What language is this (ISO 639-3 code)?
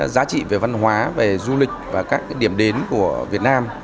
vie